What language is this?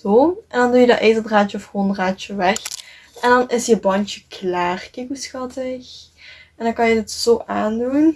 Dutch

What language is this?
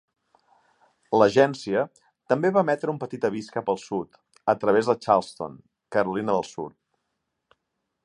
Catalan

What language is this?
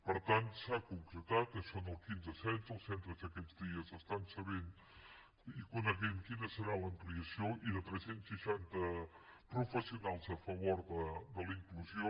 Catalan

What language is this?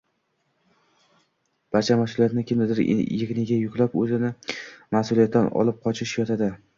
Uzbek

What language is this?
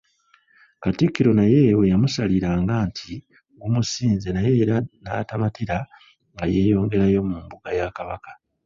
Ganda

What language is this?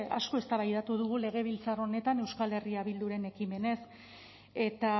Basque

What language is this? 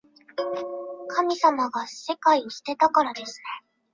Chinese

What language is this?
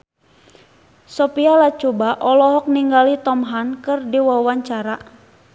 Sundanese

